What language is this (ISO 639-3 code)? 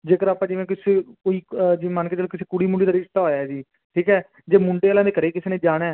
pan